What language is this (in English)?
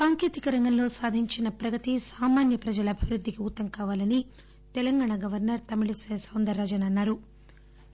Telugu